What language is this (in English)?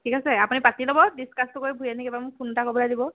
Assamese